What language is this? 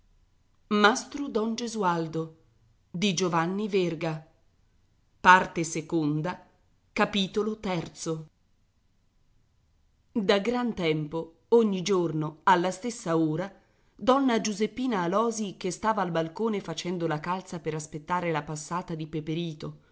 Italian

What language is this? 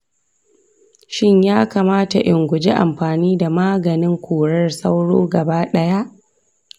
Hausa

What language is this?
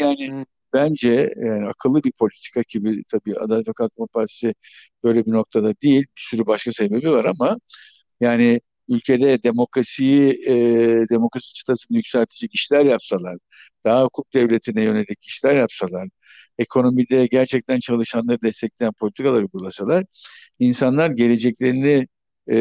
Turkish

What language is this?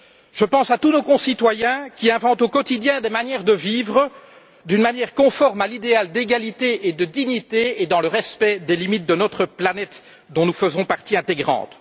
French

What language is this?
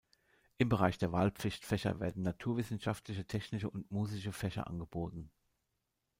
German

